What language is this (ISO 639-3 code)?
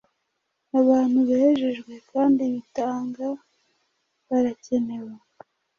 kin